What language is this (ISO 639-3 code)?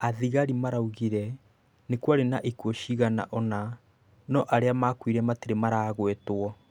kik